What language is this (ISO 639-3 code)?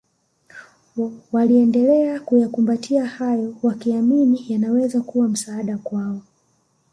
swa